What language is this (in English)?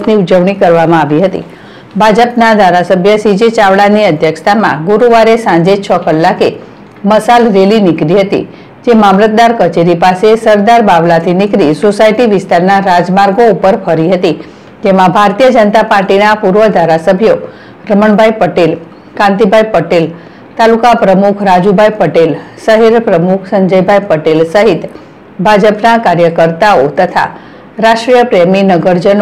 Gujarati